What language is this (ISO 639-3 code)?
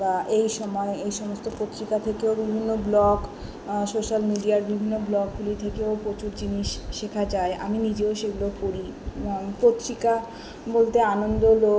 ben